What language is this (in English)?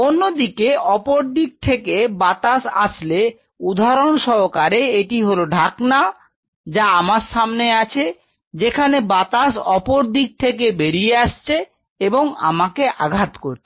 Bangla